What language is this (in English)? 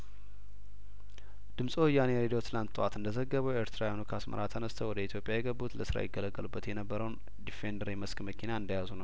Amharic